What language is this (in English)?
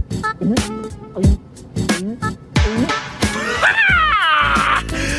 Russian